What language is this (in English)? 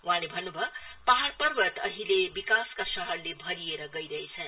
Nepali